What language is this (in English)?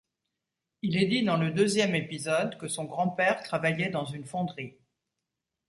French